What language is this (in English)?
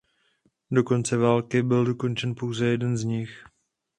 Czech